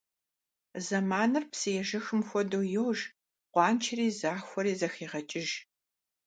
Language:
Kabardian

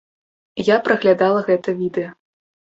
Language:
Belarusian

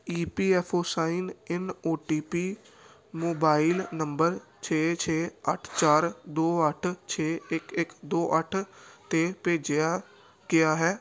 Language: Punjabi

